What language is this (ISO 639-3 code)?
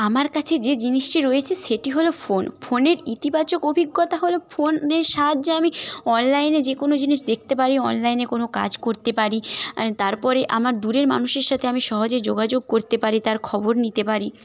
ben